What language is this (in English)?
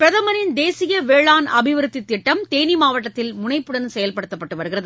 Tamil